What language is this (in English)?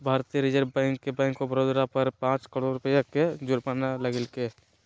Magahi